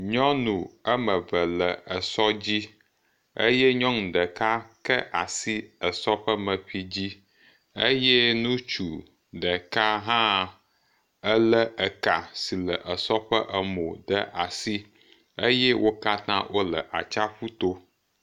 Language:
Ewe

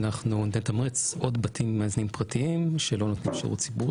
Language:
Hebrew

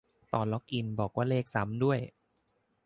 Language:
Thai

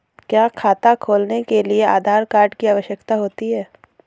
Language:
Hindi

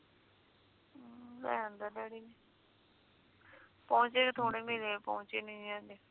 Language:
Punjabi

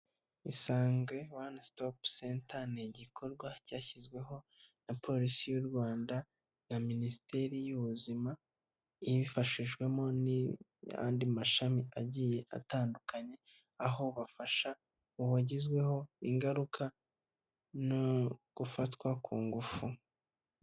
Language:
Kinyarwanda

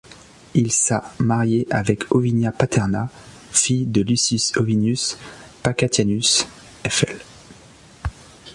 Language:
French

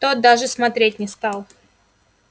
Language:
Russian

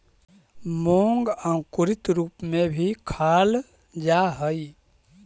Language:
Magahi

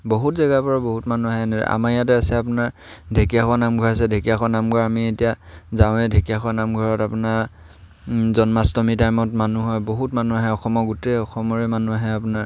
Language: Assamese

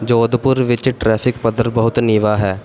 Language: Punjabi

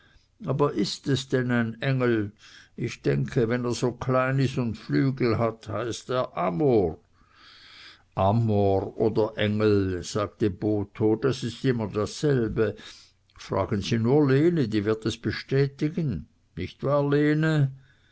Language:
German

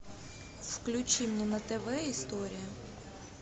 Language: Russian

